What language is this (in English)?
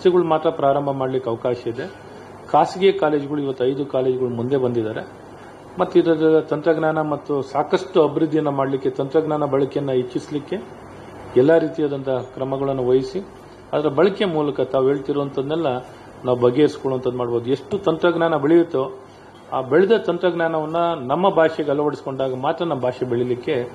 Kannada